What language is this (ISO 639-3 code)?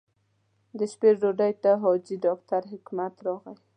pus